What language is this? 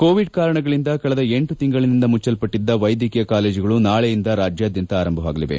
Kannada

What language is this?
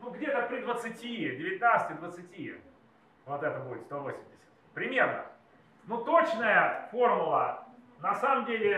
Russian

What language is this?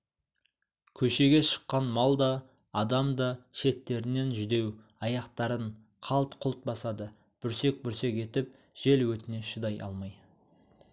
Kazakh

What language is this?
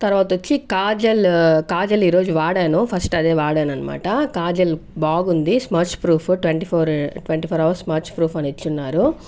Telugu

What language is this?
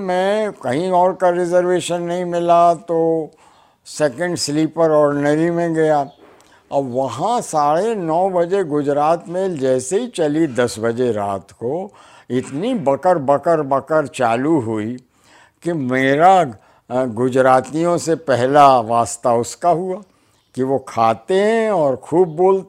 Hindi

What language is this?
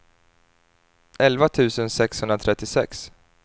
Swedish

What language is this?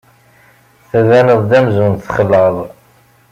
Kabyle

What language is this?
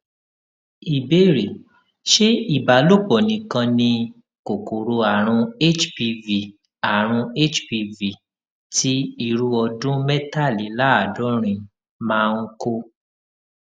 Yoruba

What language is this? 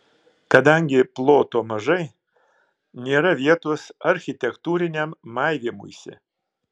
Lithuanian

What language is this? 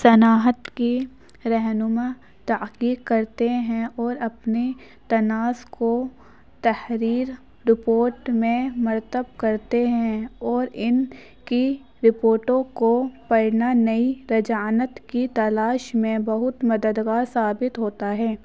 Urdu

